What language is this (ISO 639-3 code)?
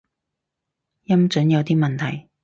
yue